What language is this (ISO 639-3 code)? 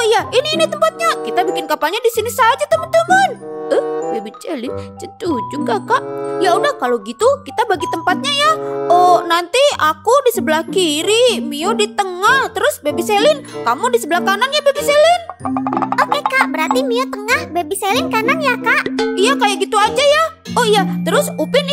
ind